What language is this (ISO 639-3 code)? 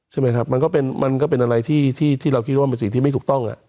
tha